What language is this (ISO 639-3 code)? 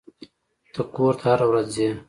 pus